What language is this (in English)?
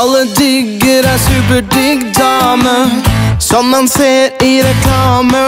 Norwegian